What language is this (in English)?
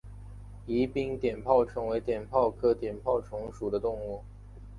Chinese